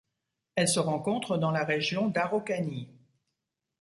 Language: French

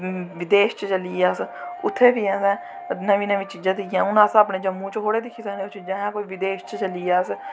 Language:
Dogri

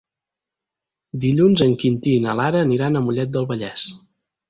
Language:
Catalan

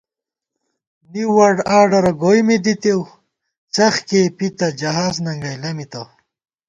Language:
Gawar-Bati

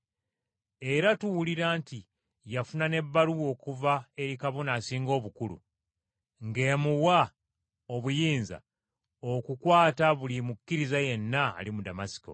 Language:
Ganda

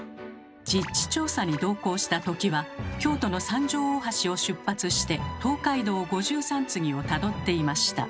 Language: Japanese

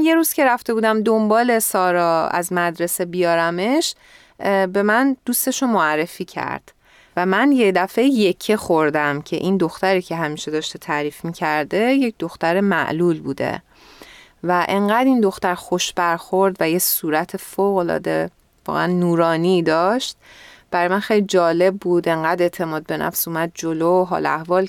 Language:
Persian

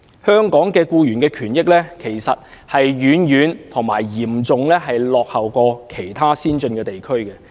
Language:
Cantonese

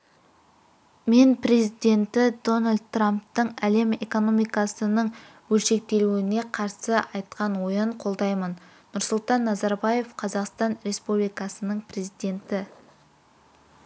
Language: Kazakh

